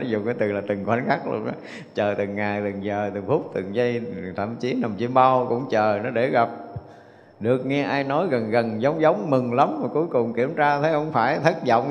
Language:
Vietnamese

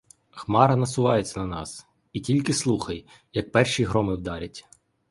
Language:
Ukrainian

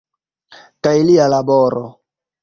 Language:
Esperanto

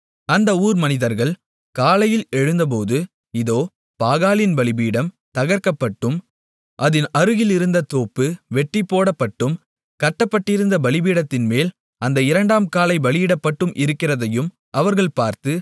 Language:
Tamil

